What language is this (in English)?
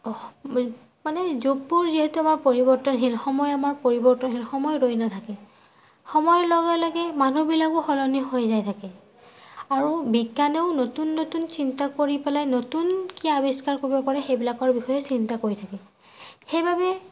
Assamese